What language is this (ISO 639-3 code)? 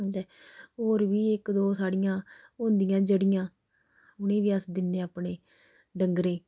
doi